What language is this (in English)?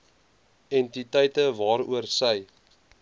Afrikaans